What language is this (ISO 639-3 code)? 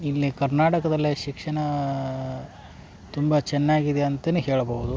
kan